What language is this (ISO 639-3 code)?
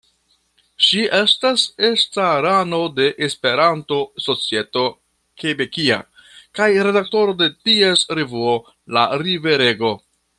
epo